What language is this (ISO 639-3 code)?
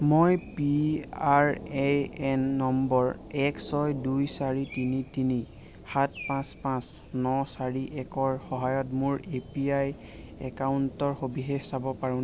asm